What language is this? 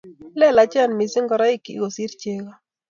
Kalenjin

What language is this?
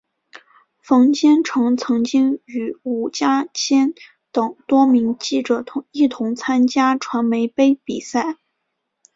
Chinese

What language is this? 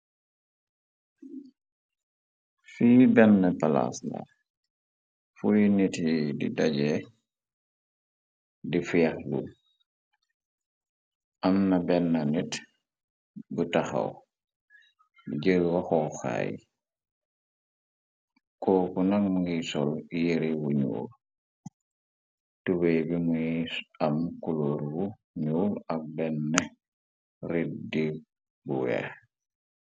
Wolof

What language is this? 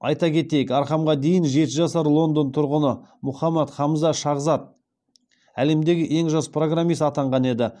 Kazakh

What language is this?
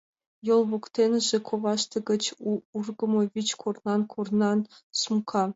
Mari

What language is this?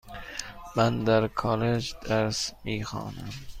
Persian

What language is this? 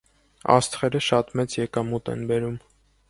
Armenian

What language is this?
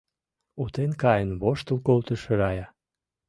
Mari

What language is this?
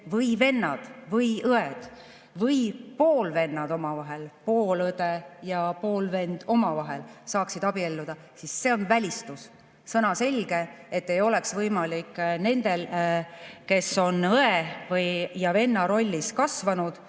Estonian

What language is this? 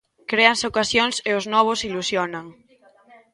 Galician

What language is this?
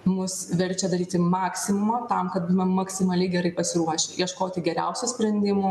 Lithuanian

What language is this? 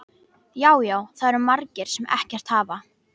Icelandic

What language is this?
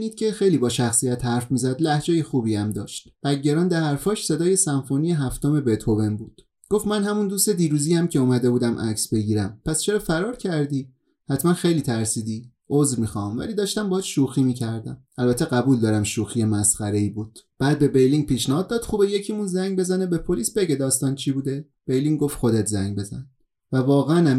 Persian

